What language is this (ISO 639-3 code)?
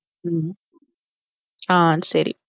tam